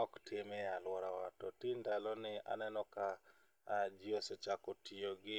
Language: Luo (Kenya and Tanzania)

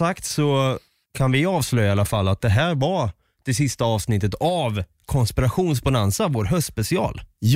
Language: Swedish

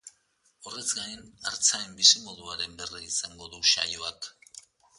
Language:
Basque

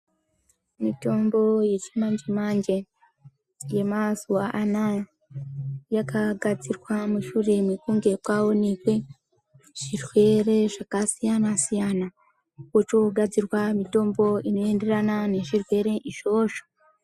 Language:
Ndau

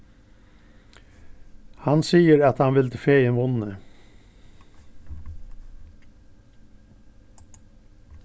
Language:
Faroese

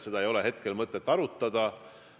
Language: Estonian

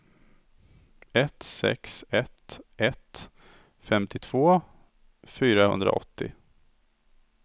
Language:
Swedish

